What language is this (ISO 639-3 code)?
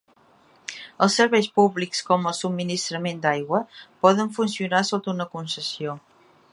cat